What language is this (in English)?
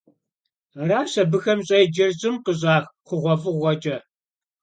Kabardian